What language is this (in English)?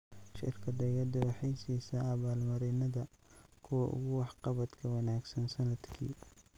Somali